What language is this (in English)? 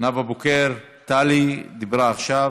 Hebrew